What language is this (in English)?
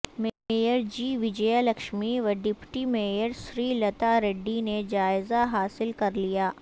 Urdu